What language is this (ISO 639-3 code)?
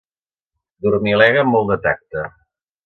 cat